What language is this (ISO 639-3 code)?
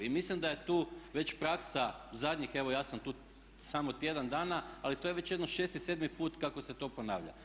hrv